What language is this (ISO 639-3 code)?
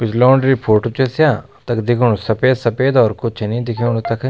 gbm